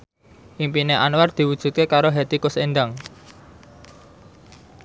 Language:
Javanese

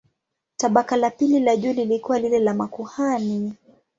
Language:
Swahili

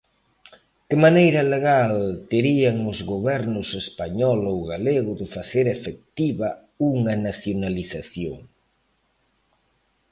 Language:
Galician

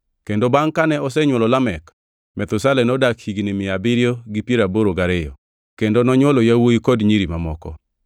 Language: Luo (Kenya and Tanzania)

